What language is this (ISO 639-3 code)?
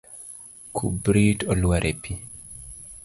luo